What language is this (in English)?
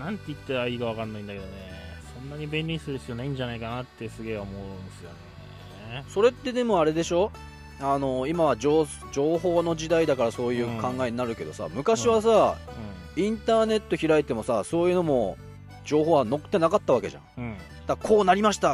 Japanese